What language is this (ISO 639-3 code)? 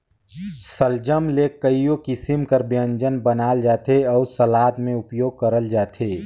hne